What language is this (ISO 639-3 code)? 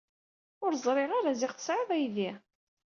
kab